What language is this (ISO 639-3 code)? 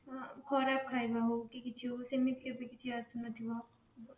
ori